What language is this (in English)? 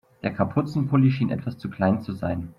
German